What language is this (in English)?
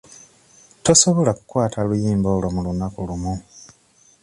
Ganda